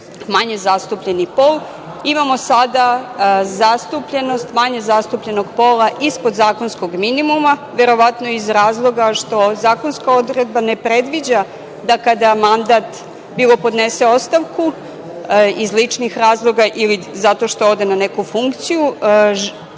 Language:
Serbian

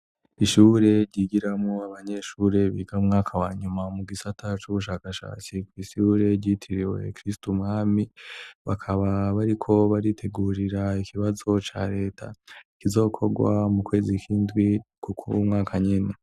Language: Rundi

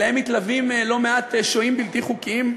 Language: Hebrew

